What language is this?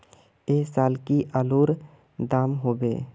Magahi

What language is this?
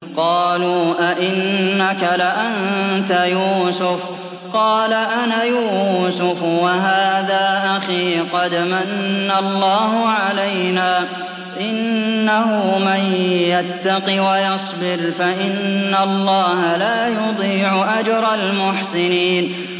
Arabic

